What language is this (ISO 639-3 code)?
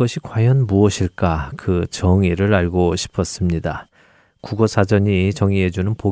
kor